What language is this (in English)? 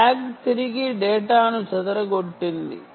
Telugu